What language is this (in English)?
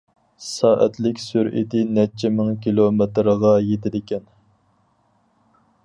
Uyghur